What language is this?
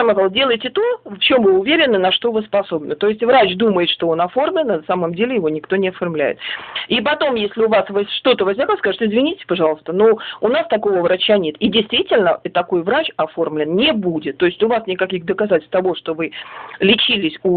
Russian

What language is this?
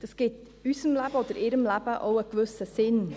Swiss German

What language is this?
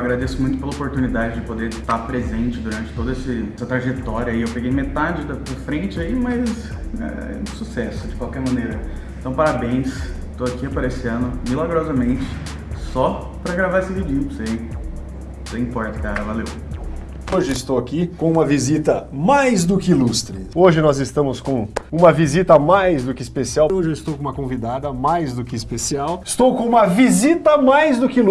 Portuguese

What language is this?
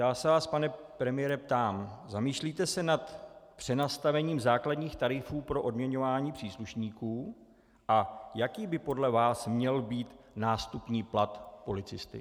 Czech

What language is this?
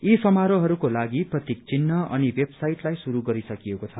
Nepali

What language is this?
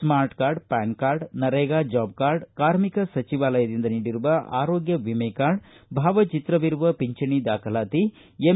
Kannada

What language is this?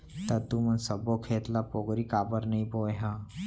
Chhattisgarhi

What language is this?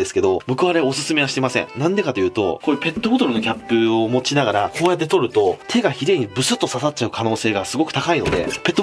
Japanese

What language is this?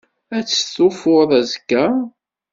Kabyle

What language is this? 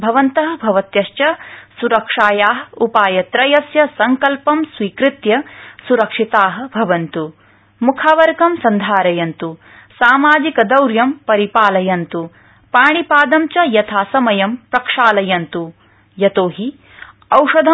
Sanskrit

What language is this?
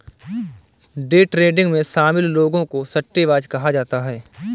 Hindi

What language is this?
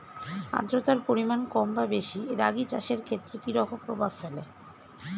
Bangla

